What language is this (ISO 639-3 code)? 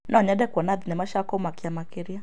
kik